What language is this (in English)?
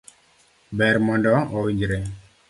Luo (Kenya and Tanzania)